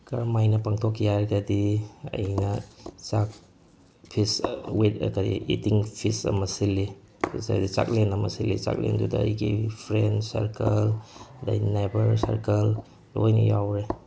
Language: Manipuri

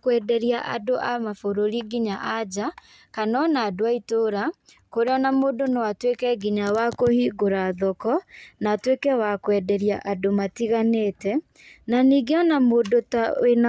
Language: Kikuyu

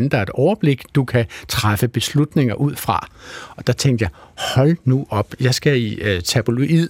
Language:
Danish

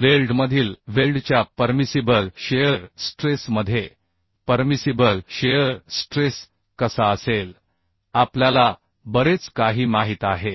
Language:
Marathi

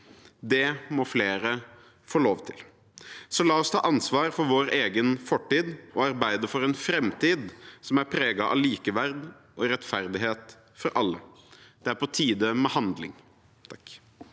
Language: Norwegian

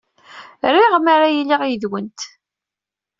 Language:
Kabyle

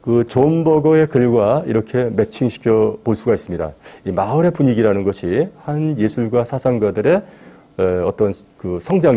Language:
Korean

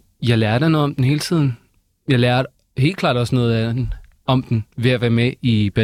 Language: Danish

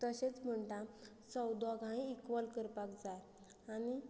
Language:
Konkani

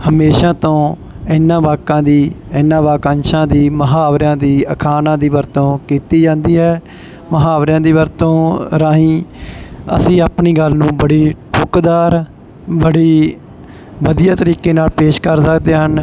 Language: Punjabi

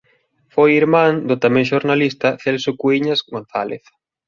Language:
Galician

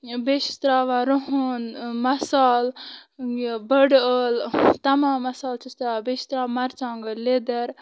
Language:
Kashmiri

